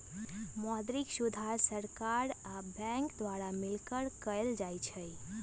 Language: Magahi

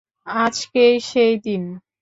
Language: Bangla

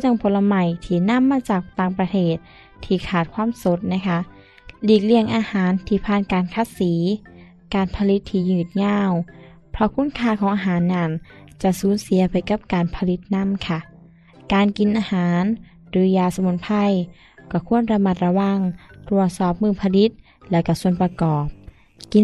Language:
Thai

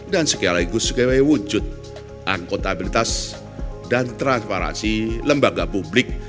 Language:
Indonesian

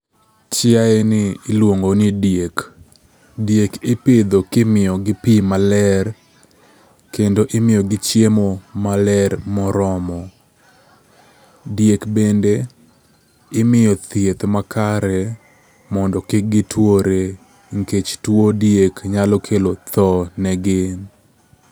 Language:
Luo (Kenya and Tanzania)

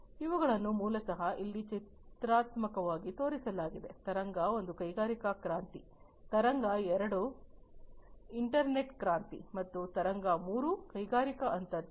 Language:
Kannada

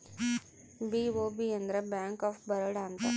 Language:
Kannada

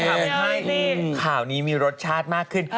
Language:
Thai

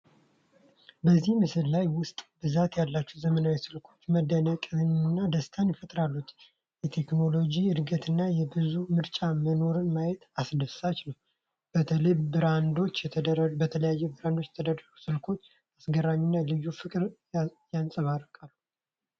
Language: Amharic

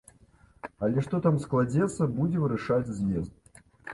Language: Belarusian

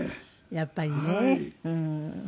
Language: Japanese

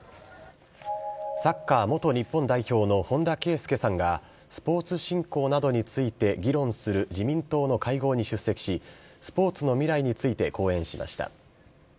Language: Japanese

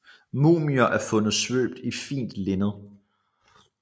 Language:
Danish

